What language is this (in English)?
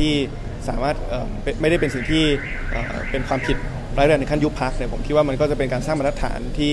Thai